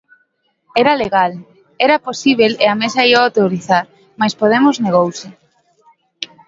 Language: Galician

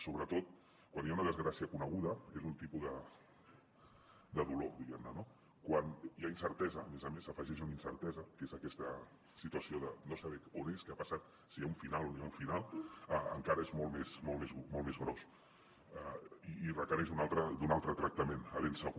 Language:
Catalan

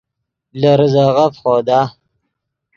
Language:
Yidgha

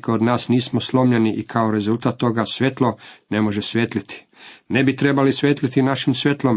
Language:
Croatian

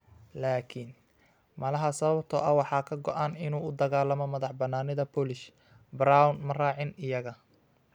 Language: Somali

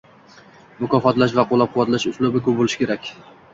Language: Uzbek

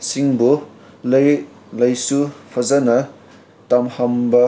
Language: Manipuri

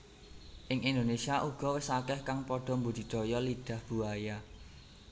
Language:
Javanese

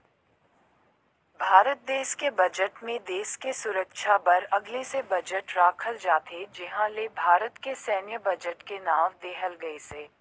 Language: Chhattisgarhi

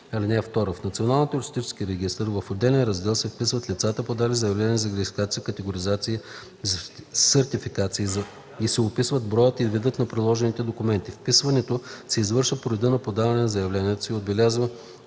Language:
Bulgarian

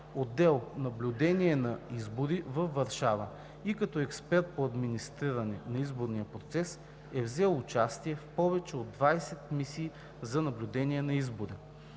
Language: Bulgarian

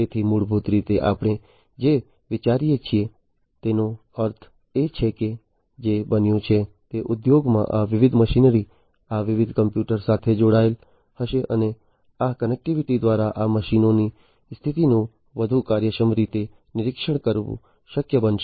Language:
Gujarati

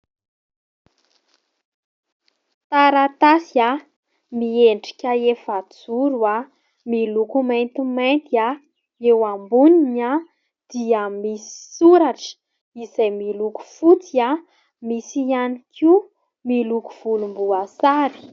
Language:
Malagasy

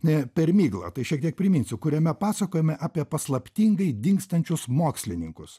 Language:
Lithuanian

